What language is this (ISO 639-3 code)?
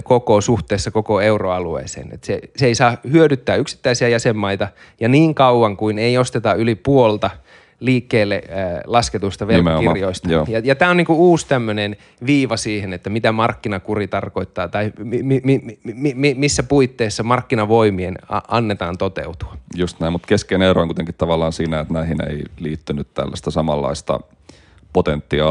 fin